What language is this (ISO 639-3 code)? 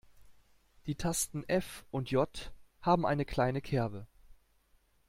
deu